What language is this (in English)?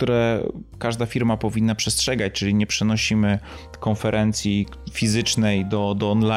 Polish